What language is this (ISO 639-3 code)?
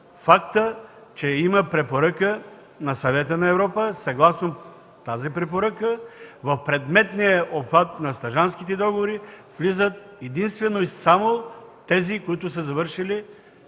bul